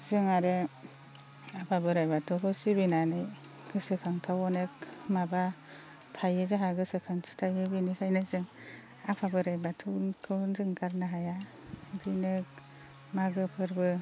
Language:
Bodo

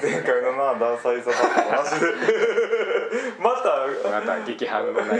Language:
Japanese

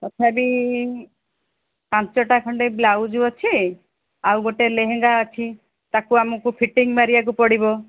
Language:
Odia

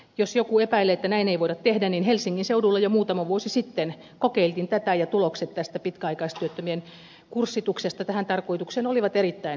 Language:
Finnish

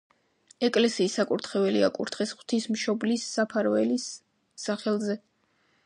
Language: Georgian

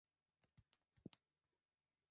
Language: Swahili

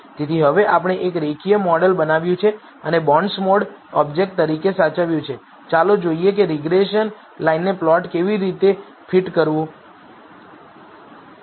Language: Gujarati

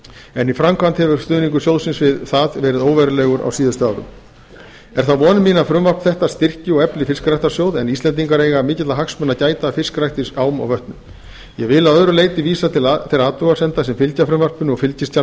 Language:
Icelandic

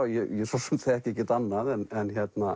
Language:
Icelandic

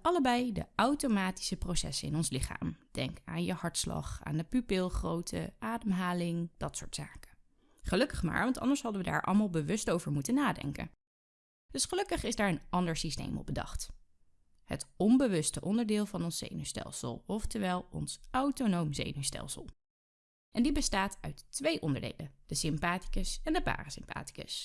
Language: Dutch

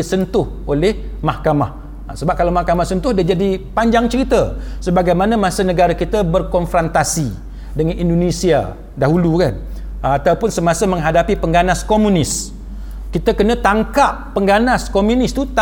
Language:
Malay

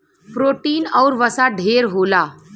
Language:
Bhojpuri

